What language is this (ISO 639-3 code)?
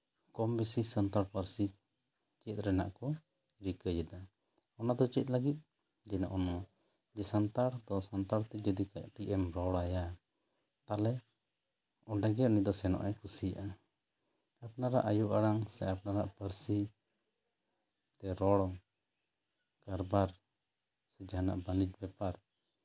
sat